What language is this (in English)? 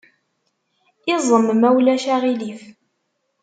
Kabyle